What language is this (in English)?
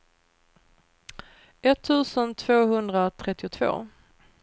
Swedish